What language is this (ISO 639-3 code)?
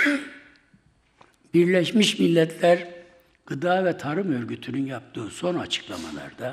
tur